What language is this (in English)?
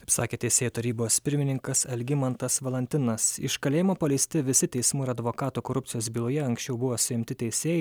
Lithuanian